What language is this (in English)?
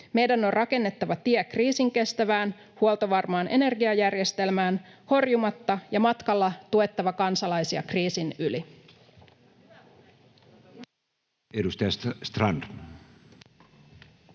Finnish